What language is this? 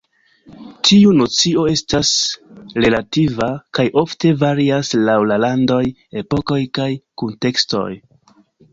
Esperanto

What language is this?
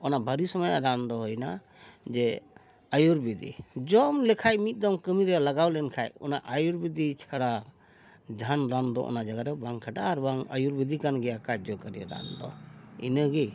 Santali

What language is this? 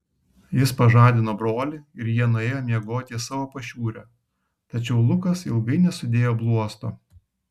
Lithuanian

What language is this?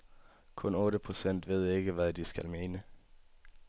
Danish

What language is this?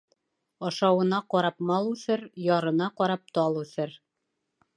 Bashkir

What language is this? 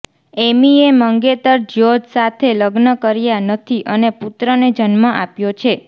Gujarati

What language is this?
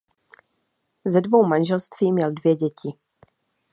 Czech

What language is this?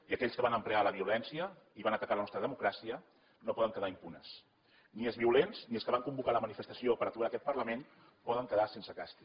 Catalan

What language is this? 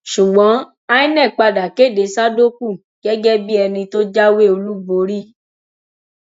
Yoruba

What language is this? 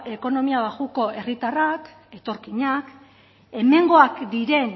Basque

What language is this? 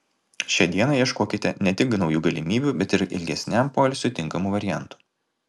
Lithuanian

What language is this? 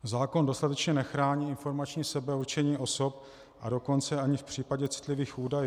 Czech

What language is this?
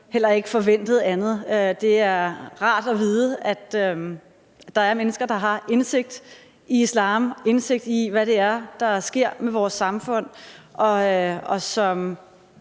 Danish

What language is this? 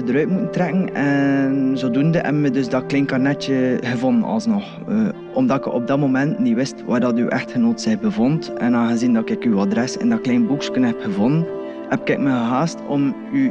Dutch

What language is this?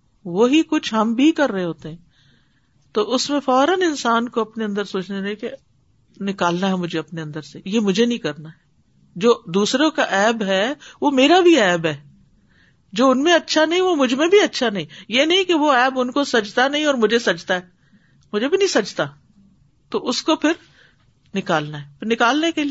Urdu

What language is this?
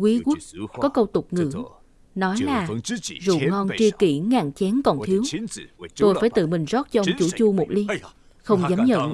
Vietnamese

